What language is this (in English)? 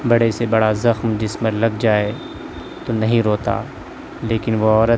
Urdu